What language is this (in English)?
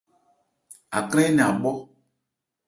Ebrié